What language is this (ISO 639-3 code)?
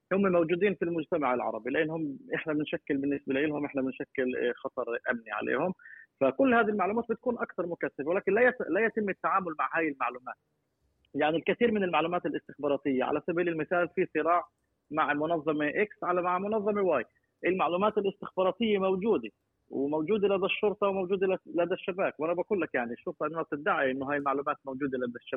ara